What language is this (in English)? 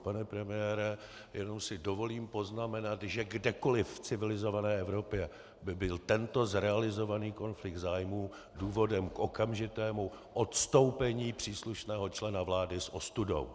Czech